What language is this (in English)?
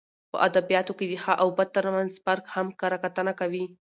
Pashto